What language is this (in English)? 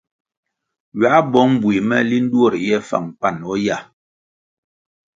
Kwasio